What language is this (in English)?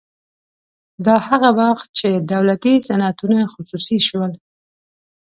Pashto